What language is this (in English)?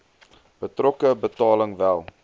Afrikaans